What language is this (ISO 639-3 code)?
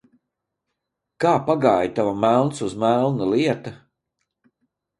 lav